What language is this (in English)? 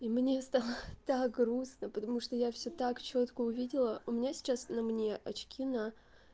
Russian